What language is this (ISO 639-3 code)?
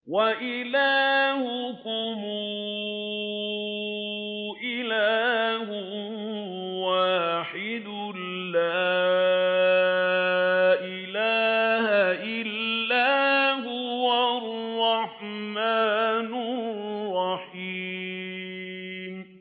ara